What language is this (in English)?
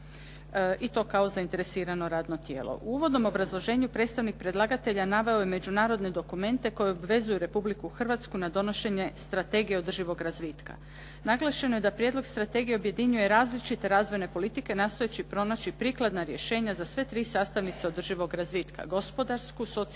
Croatian